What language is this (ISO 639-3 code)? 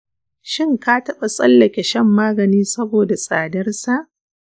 hau